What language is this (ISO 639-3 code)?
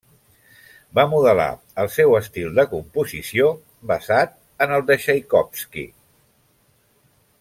cat